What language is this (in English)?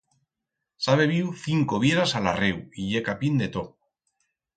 Aragonese